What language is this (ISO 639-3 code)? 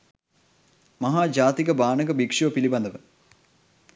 sin